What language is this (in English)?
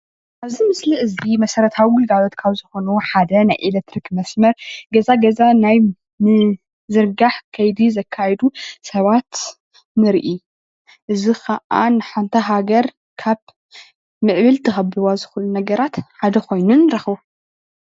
Tigrinya